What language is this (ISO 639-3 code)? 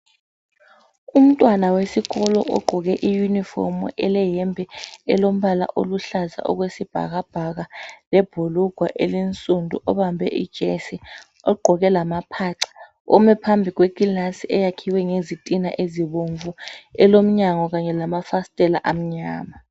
nde